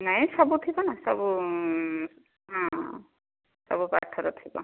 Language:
Odia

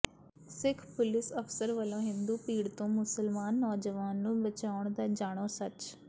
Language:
Punjabi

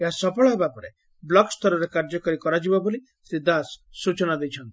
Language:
Odia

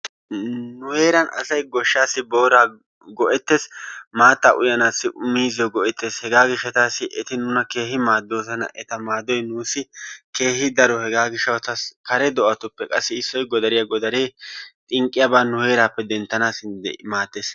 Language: Wolaytta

